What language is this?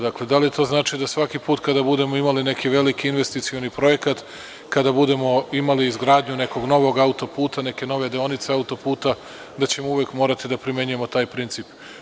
Serbian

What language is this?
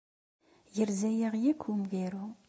Kabyle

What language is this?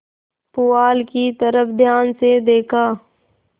Hindi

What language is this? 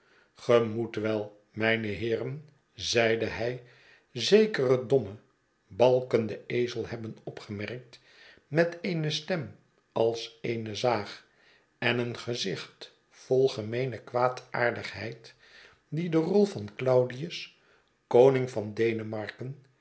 Dutch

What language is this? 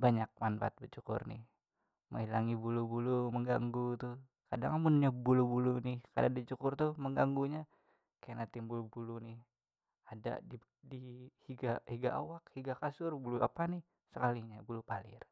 Banjar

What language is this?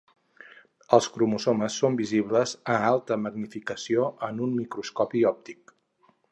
Catalan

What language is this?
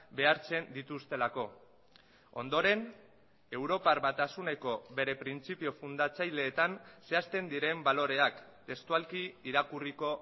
Basque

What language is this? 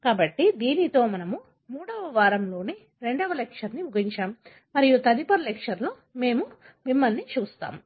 Telugu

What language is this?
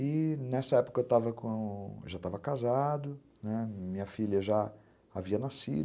Portuguese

